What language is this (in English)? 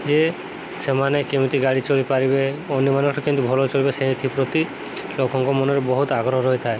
Odia